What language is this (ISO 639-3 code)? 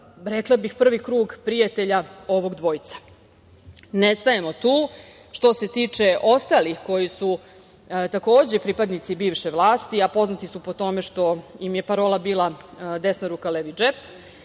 srp